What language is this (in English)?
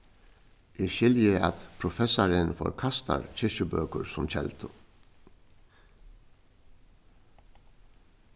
Faroese